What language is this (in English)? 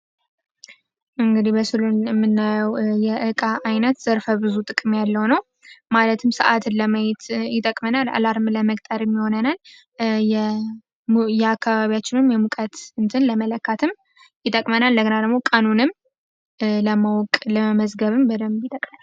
Amharic